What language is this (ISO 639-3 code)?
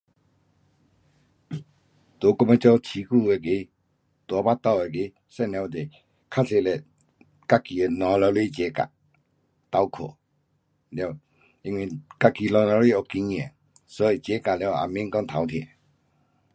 cpx